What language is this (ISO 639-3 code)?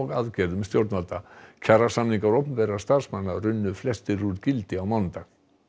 isl